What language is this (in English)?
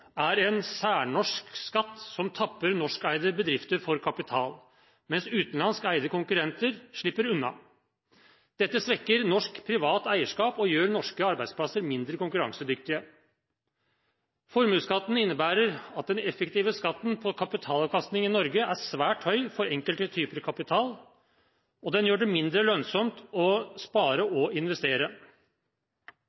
Norwegian Bokmål